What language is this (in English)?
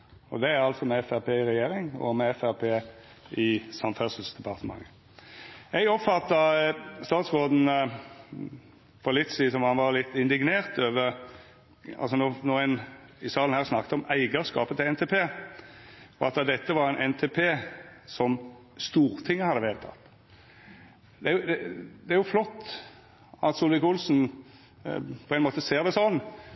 Norwegian Nynorsk